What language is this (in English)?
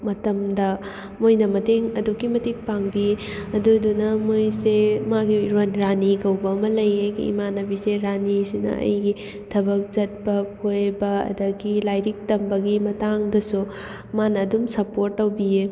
Manipuri